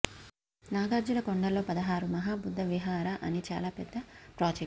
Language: Telugu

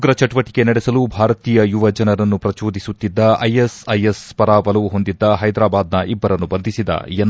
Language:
Kannada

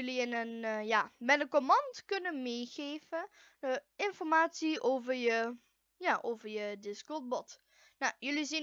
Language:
Dutch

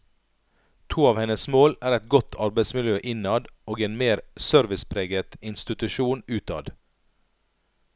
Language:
Norwegian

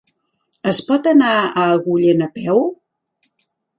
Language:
Catalan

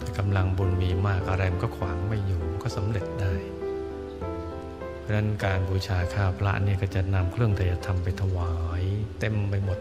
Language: Thai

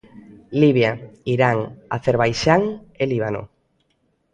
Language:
Galician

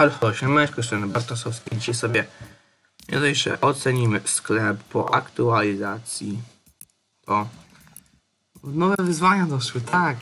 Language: Polish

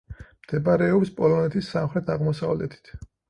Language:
Georgian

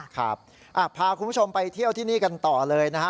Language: Thai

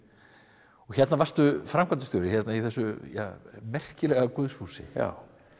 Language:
Icelandic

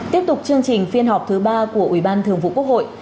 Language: Vietnamese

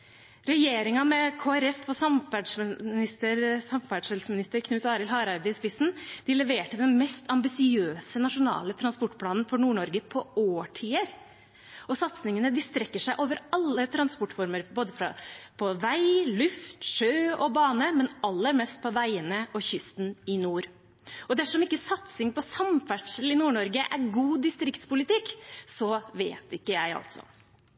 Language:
Norwegian Bokmål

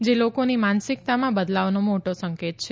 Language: Gujarati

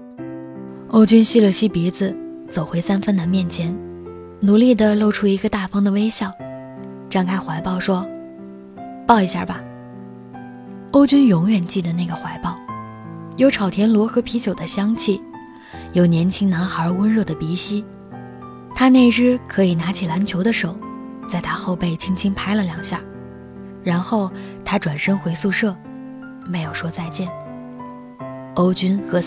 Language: Chinese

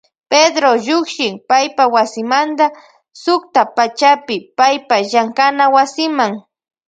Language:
Loja Highland Quichua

